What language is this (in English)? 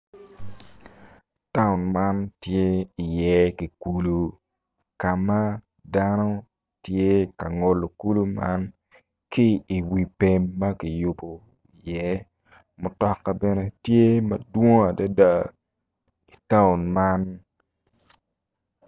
Acoli